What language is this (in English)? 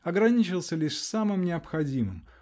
Russian